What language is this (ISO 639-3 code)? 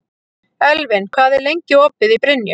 isl